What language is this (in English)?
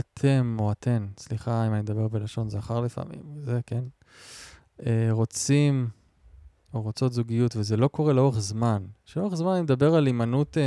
Hebrew